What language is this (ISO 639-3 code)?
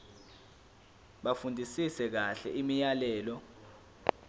zul